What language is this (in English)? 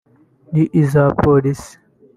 Kinyarwanda